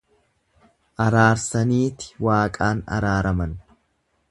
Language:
Oromo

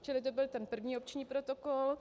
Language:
Czech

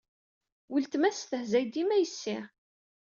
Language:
Kabyle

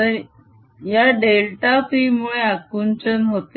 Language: Marathi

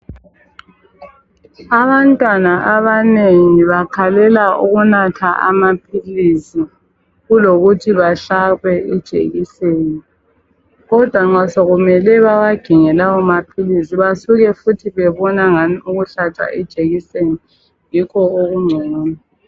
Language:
North Ndebele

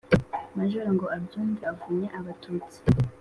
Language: Kinyarwanda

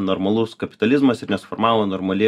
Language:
Lithuanian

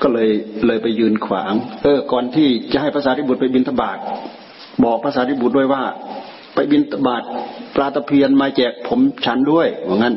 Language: Thai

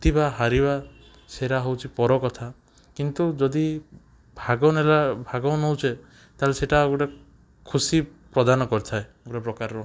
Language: Odia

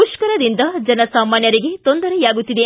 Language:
Kannada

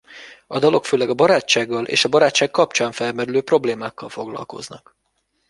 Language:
Hungarian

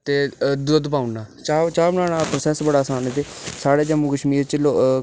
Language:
Dogri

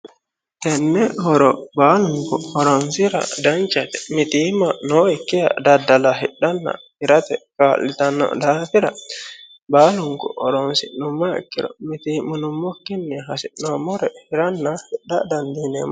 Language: Sidamo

